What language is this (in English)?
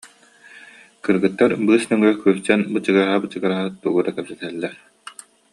Yakut